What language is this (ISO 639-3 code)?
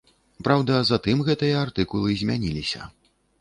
bel